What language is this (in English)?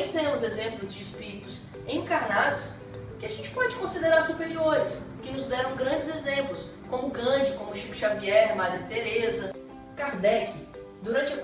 Portuguese